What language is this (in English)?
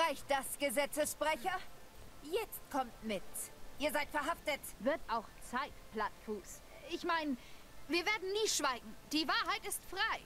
German